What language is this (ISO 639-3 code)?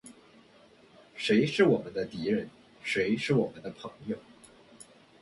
zho